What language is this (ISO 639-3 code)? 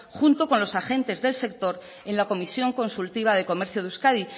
spa